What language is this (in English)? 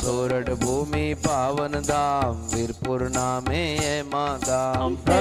Hindi